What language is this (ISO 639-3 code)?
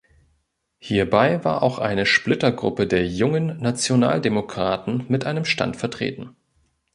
deu